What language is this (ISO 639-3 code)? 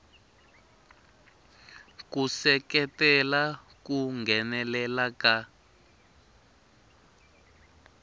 tso